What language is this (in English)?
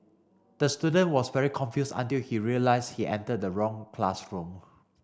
English